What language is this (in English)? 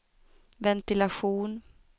Swedish